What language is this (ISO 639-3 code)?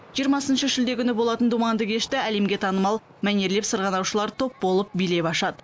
kaz